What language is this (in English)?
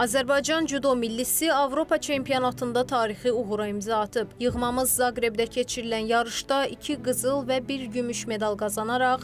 Turkish